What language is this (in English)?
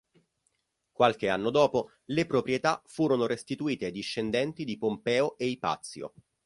Italian